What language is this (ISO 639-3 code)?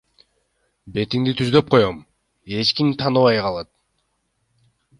kir